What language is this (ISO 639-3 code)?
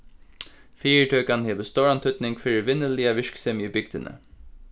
fao